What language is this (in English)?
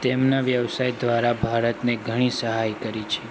Gujarati